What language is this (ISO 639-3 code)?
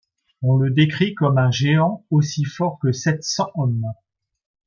fra